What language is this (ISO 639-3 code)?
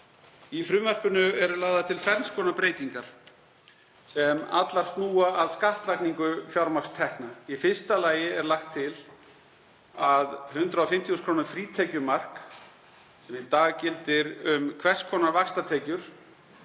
isl